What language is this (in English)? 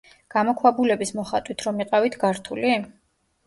Georgian